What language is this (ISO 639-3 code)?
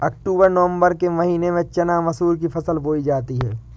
hin